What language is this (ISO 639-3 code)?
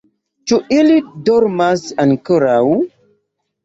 epo